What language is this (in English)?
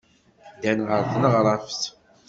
Kabyle